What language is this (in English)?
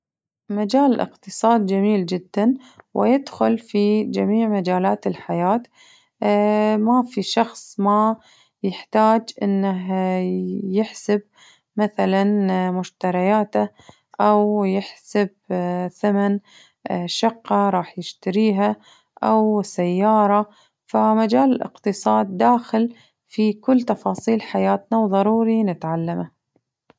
Najdi Arabic